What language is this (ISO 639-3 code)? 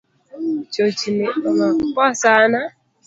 luo